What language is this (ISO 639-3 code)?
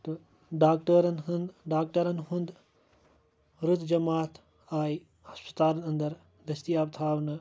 kas